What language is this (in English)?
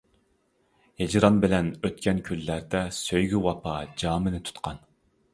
Uyghur